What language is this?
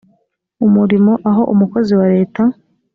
Kinyarwanda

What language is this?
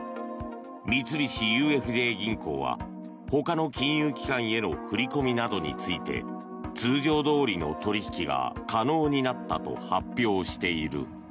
Japanese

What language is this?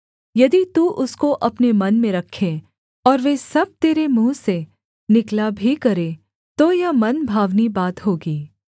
Hindi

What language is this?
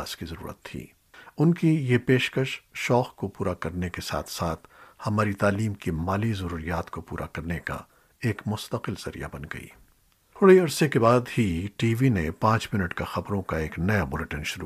Urdu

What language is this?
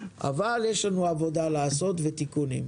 Hebrew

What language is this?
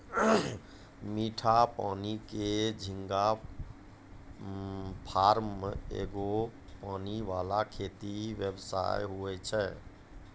Maithili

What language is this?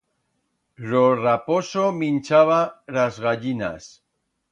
Aragonese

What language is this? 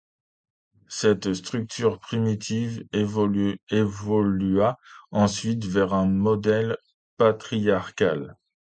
French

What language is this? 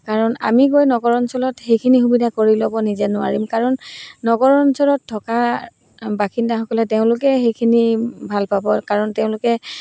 Assamese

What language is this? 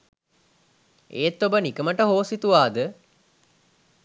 Sinhala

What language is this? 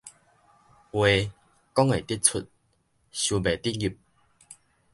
Min Nan Chinese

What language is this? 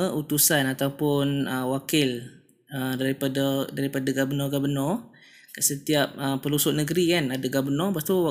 Malay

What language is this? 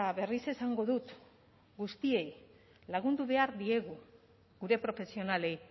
Basque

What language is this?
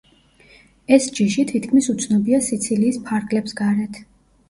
Georgian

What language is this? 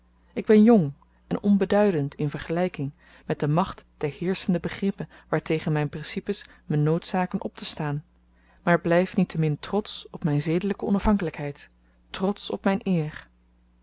Dutch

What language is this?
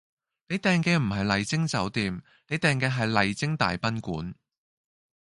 Cantonese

